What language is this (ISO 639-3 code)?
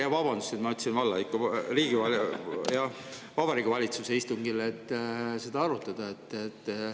est